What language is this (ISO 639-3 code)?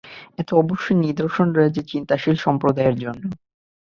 ben